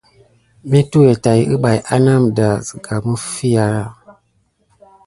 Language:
Gidar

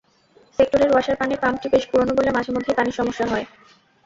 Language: Bangla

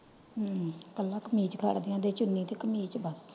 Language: Punjabi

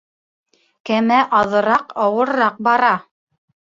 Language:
Bashkir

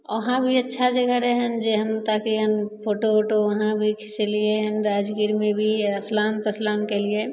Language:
Maithili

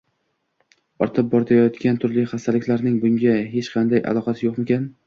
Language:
Uzbek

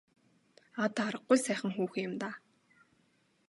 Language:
Mongolian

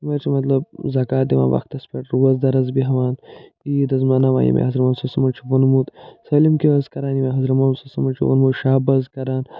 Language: Kashmiri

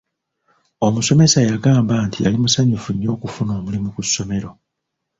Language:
Ganda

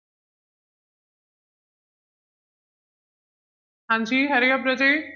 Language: Punjabi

